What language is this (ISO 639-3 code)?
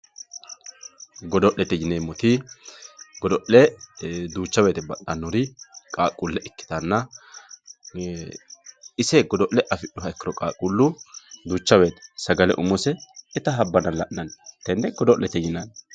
sid